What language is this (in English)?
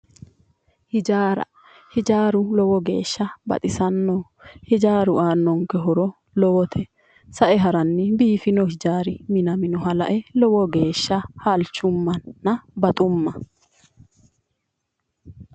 Sidamo